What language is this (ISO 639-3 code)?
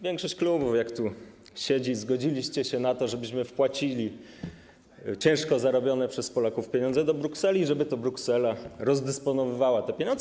pol